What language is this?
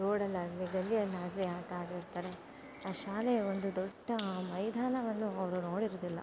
Kannada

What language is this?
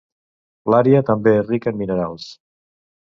Catalan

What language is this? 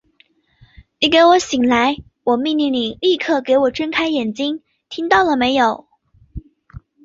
Chinese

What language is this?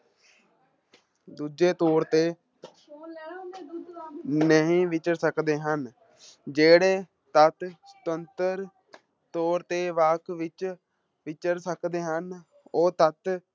Punjabi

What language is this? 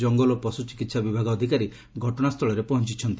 Odia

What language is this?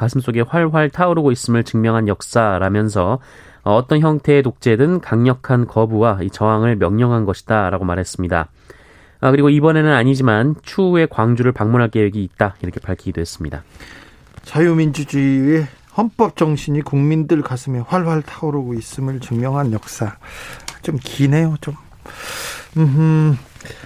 Korean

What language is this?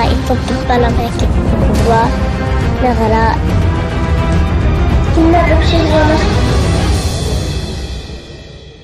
Arabic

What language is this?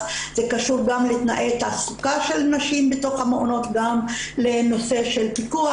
Hebrew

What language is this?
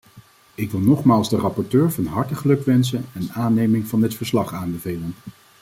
Dutch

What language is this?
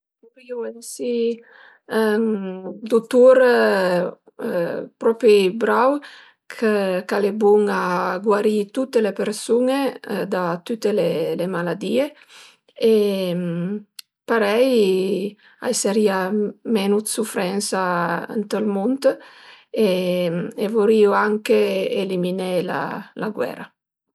Piedmontese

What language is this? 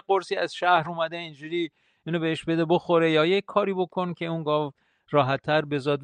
Persian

